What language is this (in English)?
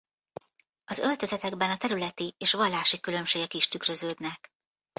Hungarian